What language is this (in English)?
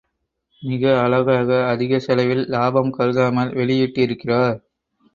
Tamil